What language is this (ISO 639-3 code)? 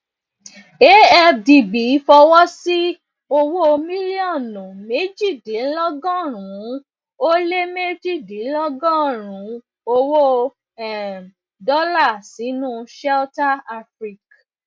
yor